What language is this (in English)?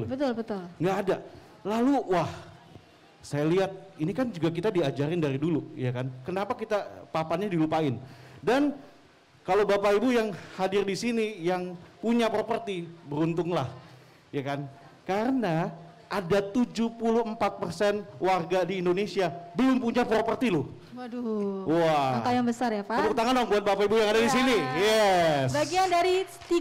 Indonesian